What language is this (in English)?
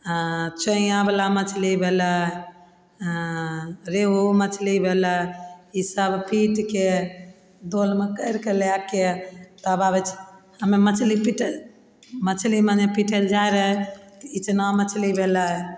Maithili